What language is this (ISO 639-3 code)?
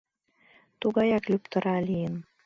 chm